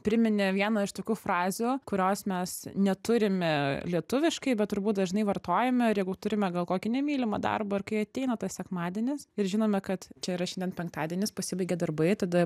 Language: Lithuanian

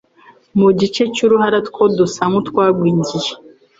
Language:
Kinyarwanda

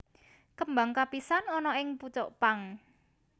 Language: Javanese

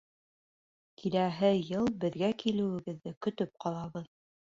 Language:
Bashkir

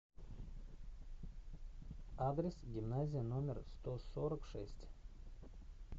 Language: Russian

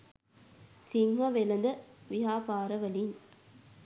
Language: Sinhala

